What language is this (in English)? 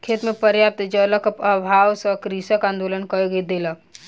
Maithili